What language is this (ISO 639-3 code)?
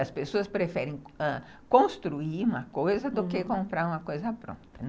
por